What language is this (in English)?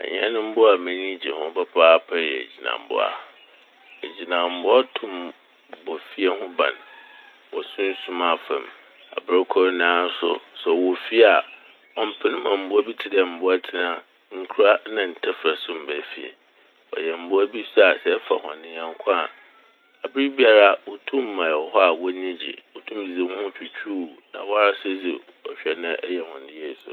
Akan